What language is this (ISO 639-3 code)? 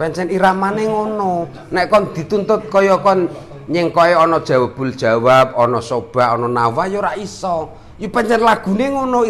ind